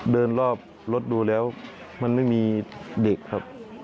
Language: Thai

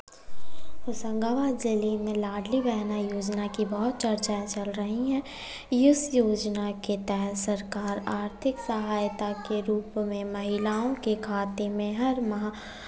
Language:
Hindi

